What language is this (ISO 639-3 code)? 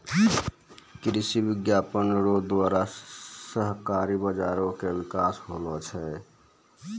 mai